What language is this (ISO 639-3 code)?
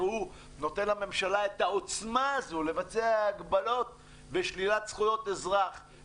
heb